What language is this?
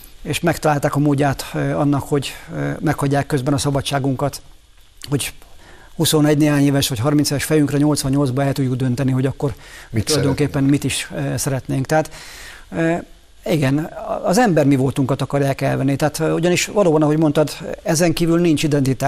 Hungarian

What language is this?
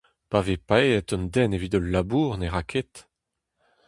Breton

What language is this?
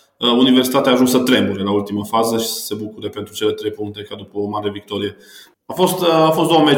Romanian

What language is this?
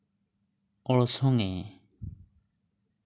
Santali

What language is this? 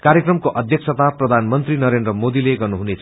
Nepali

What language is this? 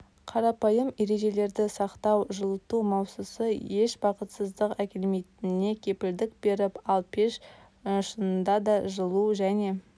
Kazakh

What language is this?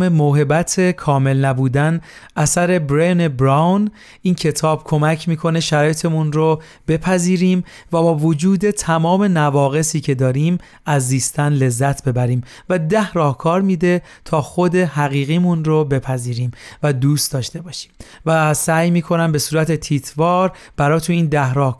Persian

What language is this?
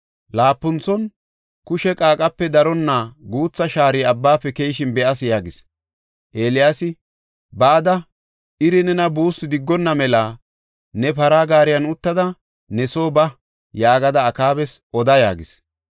Gofa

